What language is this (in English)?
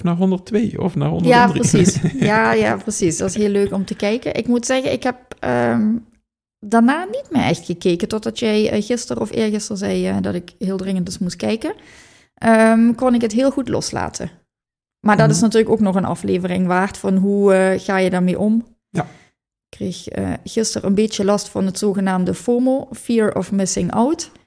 Dutch